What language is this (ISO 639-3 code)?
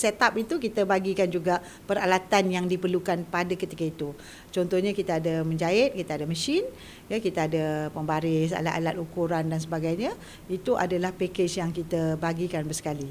msa